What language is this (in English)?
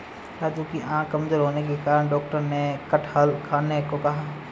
Hindi